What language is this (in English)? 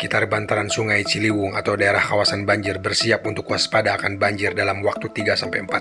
Indonesian